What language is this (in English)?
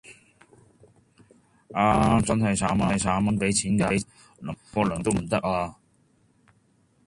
Cantonese